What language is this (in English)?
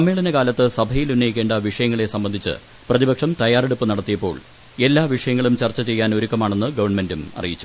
Malayalam